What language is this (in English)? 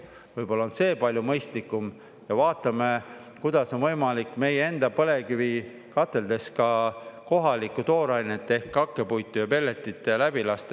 Estonian